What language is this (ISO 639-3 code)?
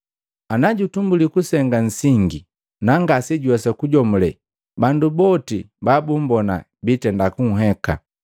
mgv